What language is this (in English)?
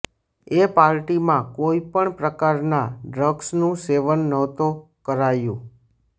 Gujarati